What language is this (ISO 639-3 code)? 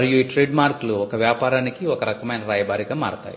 tel